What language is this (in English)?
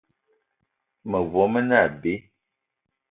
Eton (Cameroon)